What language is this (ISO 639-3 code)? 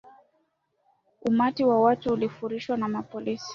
swa